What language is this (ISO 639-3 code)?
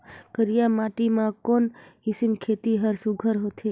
hne